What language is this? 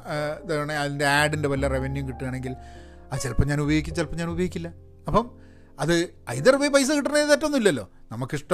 Malayalam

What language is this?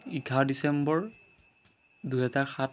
Assamese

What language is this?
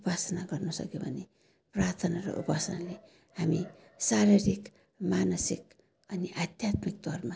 Nepali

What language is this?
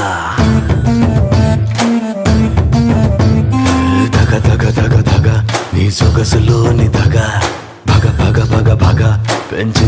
Indonesian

